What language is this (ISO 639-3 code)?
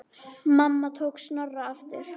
isl